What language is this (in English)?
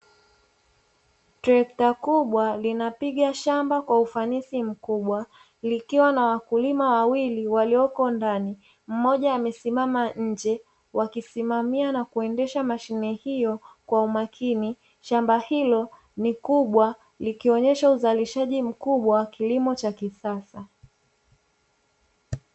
Swahili